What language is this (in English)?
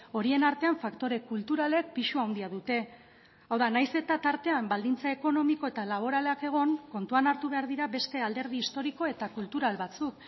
Basque